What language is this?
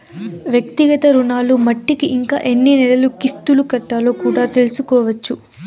Telugu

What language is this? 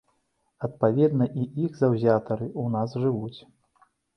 Belarusian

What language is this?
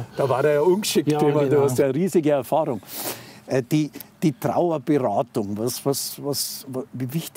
German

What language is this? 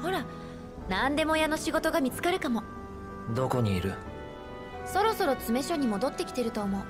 Japanese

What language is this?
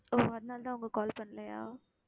Tamil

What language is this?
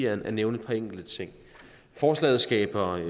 Danish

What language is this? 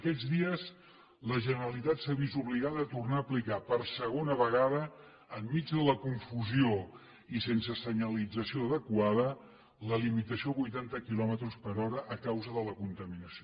Catalan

